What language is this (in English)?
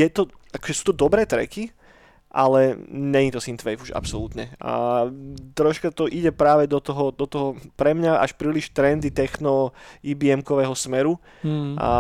Slovak